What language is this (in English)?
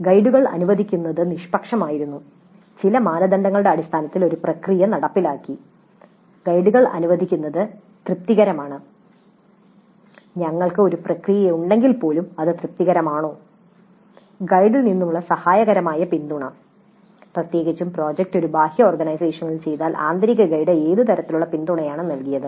Malayalam